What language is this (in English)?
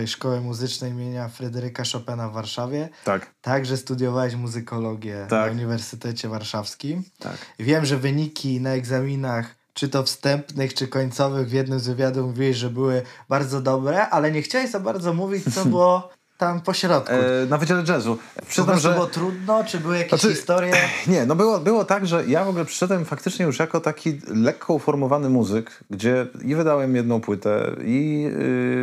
Polish